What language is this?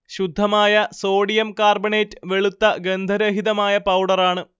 Malayalam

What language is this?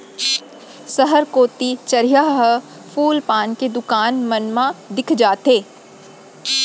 Chhattisgarhi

